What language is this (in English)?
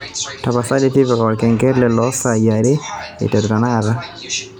Masai